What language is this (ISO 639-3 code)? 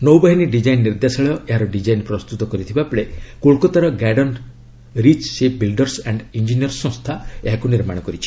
ori